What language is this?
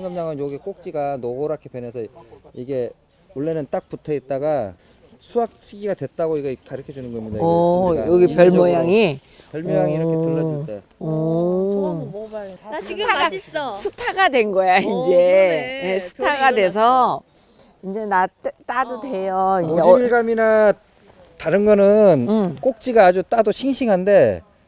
Korean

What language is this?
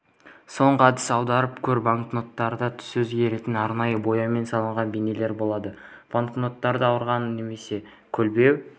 Kazakh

